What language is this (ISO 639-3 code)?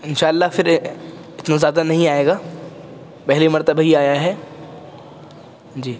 urd